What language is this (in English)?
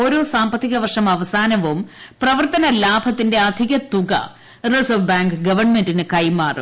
Malayalam